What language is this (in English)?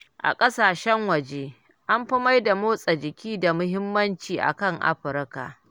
Hausa